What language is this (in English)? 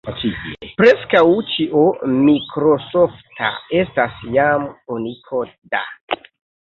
Esperanto